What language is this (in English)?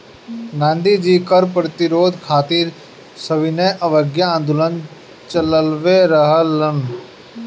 Bhojpuri